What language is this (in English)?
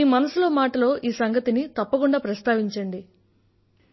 Telugu